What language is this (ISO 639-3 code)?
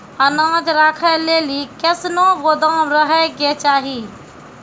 mai